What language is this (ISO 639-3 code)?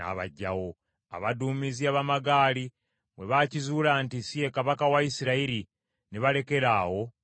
lug